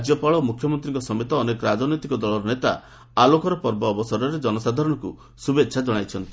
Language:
Odia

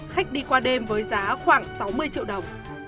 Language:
Vietnamese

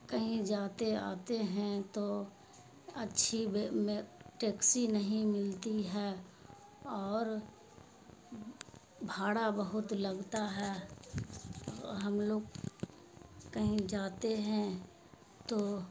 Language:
Urdu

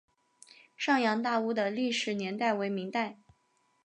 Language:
Chinese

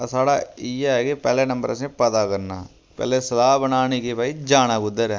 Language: Dogri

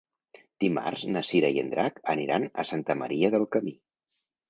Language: Catalan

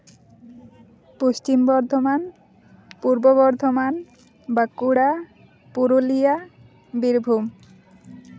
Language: Santali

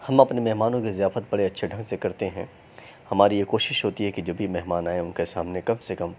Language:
Urdu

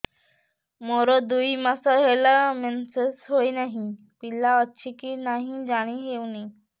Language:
Odia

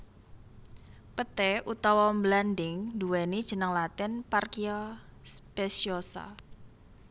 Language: Javanese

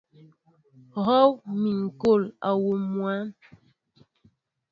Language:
Mbo (Cameroon)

